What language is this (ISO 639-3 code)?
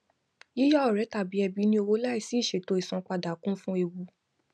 yor